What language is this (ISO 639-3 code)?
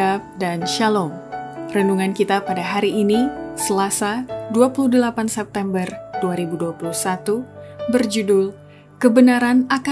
ind